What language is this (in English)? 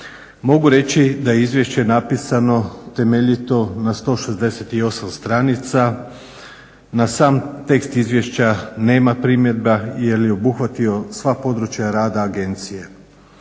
Croatian